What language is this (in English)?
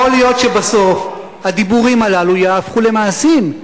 Hebrew